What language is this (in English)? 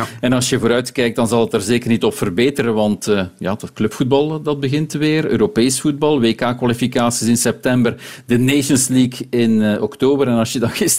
Dutch